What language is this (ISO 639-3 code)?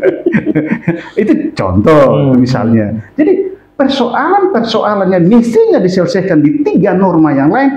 ind